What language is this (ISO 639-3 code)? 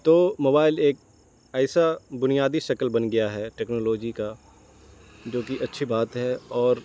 urd